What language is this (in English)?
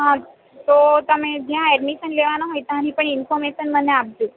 Gujarati